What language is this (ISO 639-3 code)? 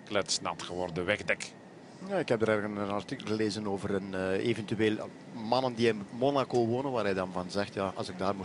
nld